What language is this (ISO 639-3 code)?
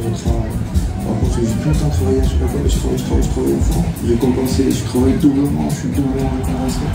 fra